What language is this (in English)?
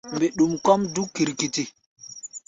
Gbaya